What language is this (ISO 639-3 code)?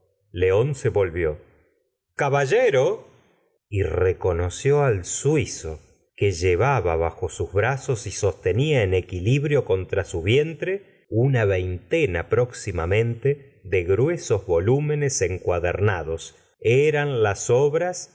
spa